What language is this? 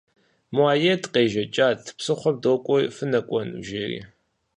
Kabardian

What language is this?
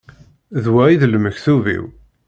Kabyle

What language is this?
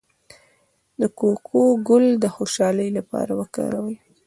Pashto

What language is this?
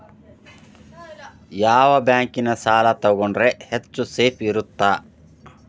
Kannada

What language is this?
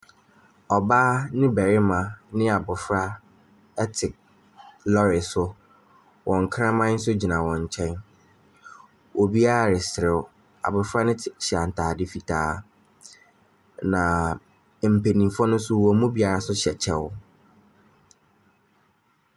Akan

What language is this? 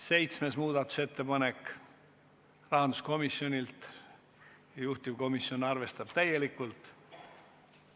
Estonian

